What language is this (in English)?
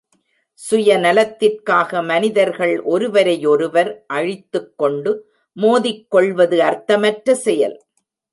Tamil